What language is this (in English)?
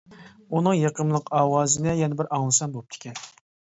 Uyghur